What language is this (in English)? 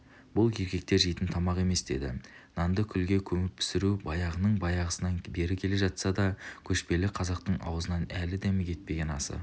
Kazakh